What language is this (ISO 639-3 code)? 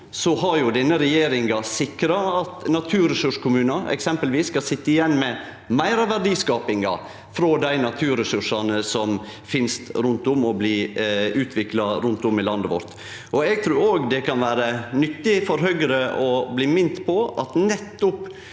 nor